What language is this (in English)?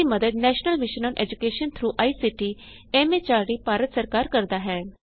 Punjabi